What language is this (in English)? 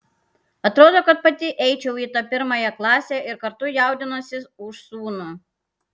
Lithuanian